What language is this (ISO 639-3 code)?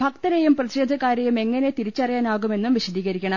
mal